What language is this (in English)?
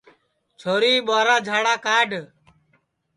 Sansi